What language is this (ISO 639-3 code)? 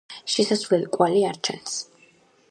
kat